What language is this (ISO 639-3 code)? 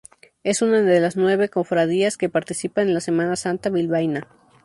spa